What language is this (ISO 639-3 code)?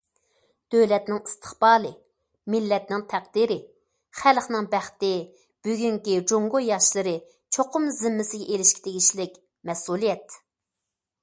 uig